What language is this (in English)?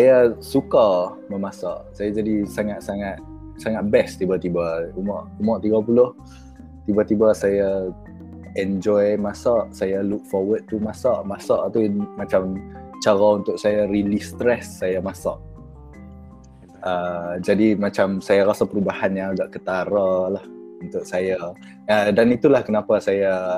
Malay